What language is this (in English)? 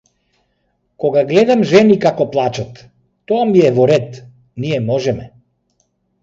Macedonian